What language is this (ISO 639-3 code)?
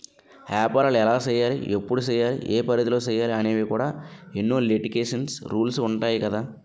tel